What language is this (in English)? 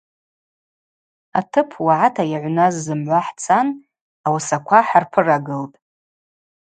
Abaza